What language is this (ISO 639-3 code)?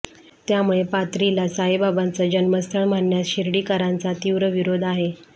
mar